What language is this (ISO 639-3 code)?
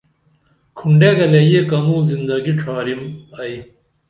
dml